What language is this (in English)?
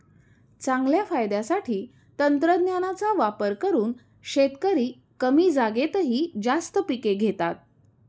Marathi